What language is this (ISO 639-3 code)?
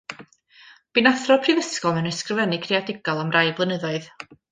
cym